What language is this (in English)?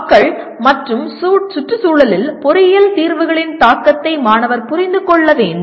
Tamil